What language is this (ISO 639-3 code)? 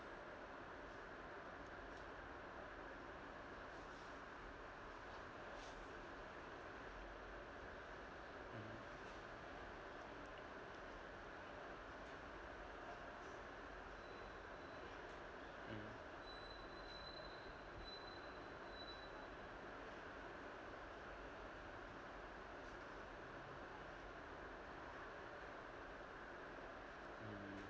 eng